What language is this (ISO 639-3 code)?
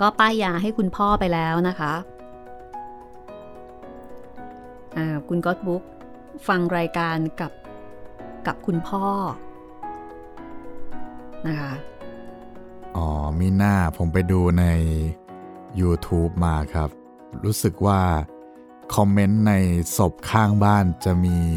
tha